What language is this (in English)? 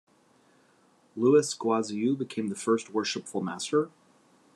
English